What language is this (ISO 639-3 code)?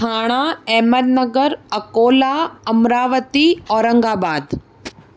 snd